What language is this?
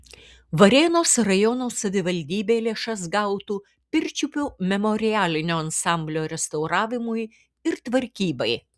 Lithuanian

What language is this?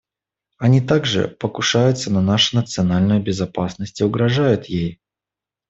Russian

